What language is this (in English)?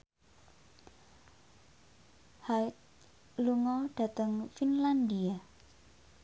Javanese